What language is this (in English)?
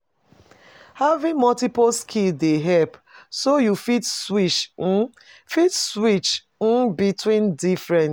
Nigerian Pidgin